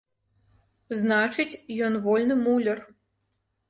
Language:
Belarusian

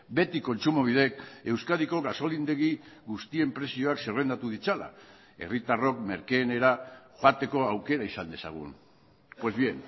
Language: Basque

